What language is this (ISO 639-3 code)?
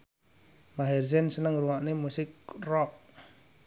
jav